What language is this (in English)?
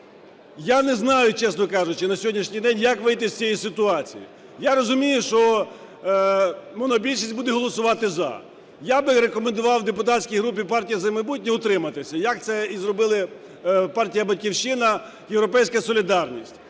Ukrainian